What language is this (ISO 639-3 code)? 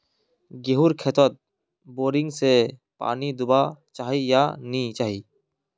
mag